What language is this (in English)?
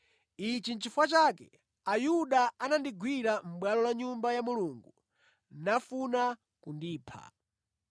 Nyanja